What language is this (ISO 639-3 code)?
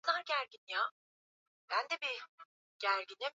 swa